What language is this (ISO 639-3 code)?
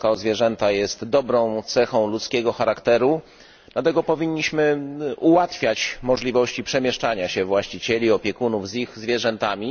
pol